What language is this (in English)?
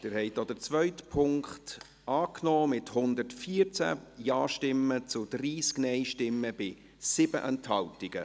Swiss German